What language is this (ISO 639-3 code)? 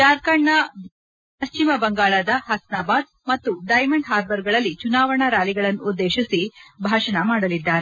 kan